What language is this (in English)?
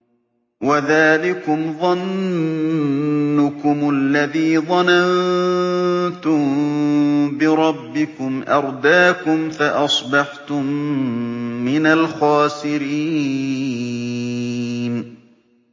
Arabic